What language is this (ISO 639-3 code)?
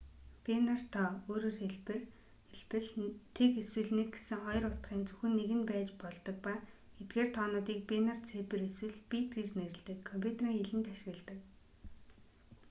mon